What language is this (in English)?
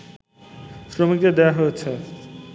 Bangla